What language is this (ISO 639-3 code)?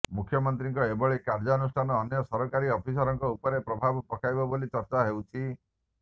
ori